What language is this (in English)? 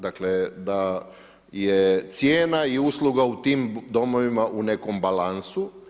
Croatian